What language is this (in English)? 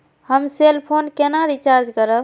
Maithili